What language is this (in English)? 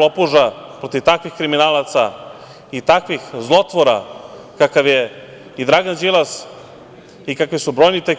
Serbian